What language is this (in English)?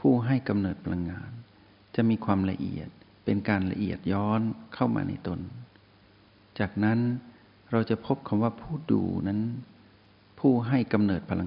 Thai